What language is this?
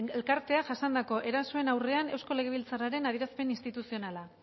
Basque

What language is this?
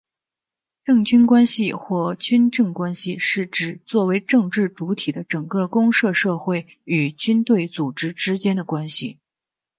Chinese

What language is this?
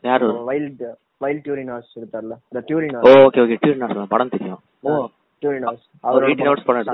Tamil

